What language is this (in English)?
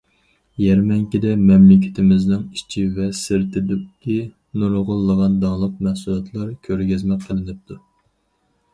Uyghur